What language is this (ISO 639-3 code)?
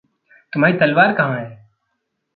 hin